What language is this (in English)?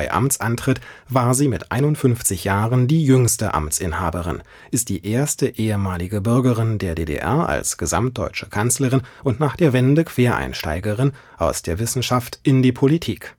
German